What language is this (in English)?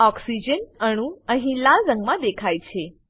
Gujarati